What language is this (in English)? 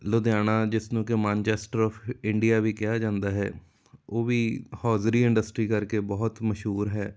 Punjabi